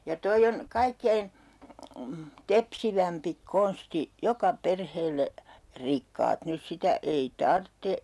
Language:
Finnish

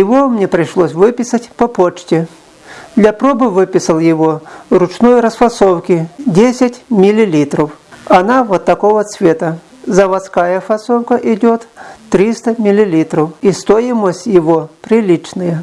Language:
Russian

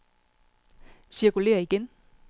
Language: Danish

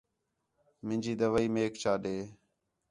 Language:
Khetrani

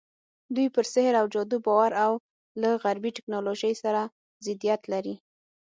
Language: Pashto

